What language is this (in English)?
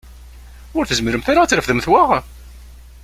Kabyle